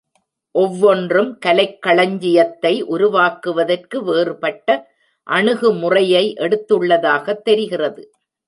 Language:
Tamil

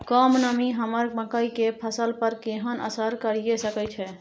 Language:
Maithili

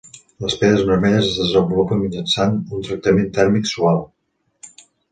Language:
Catalan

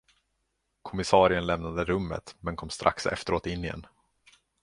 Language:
Swedish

